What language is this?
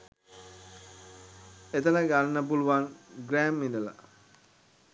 Sinhala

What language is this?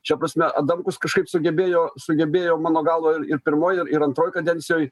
Lithuanian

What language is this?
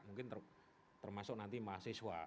Indonesian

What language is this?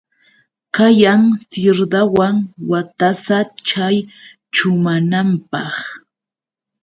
Yauyos Quechua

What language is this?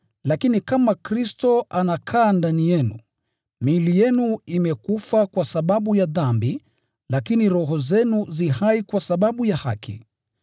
Swahili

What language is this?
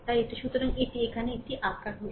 Bangla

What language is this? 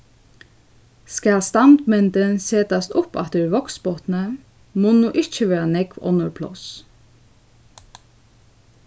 Faroese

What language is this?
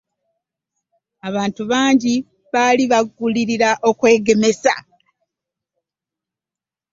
Ganda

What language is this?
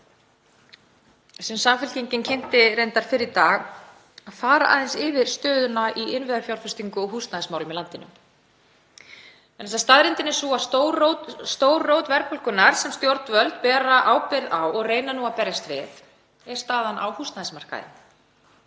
Icelandic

